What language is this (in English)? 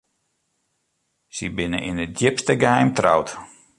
Western Frisian